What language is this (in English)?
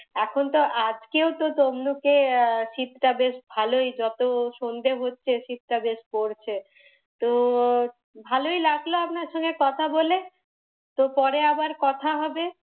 Bangla